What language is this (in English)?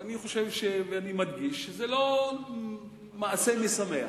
Hebrew